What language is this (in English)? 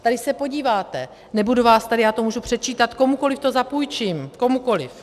Czech